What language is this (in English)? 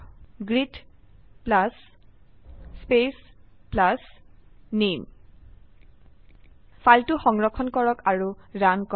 Assamese